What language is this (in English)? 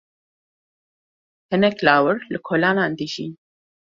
Kurdish